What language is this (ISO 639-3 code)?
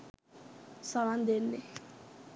sin